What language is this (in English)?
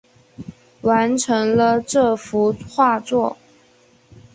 Chinese